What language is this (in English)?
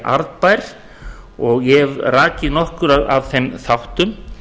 Icelandic